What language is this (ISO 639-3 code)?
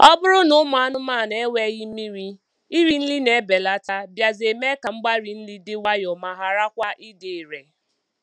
ibo